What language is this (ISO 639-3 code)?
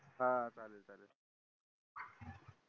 mar